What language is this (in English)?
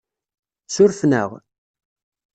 Kabyle